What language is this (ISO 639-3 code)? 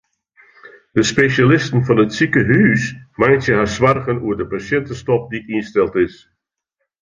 fry